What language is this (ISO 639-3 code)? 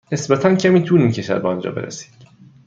fas